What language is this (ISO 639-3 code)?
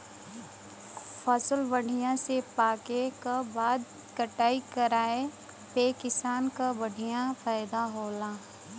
bho